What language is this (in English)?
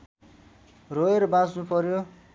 Nepali